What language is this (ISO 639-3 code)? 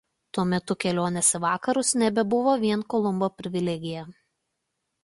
lit